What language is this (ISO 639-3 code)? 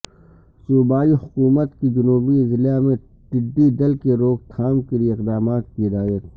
urd